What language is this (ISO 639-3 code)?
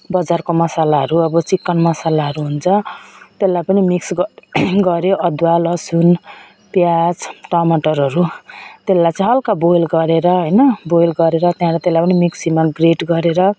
nep